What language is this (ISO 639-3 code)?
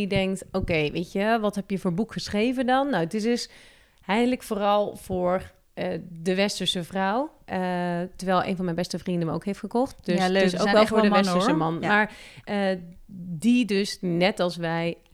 nld